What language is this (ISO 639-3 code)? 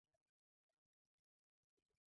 zho